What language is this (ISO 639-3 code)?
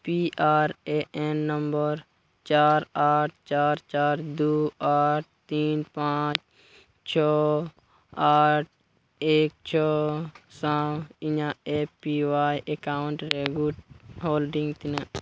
sat